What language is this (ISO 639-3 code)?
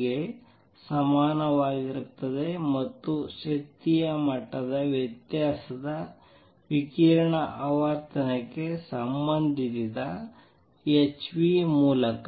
kan